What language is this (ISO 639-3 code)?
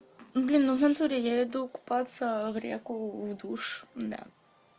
rus